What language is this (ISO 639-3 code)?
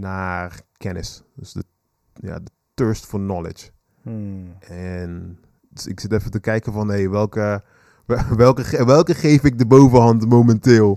nld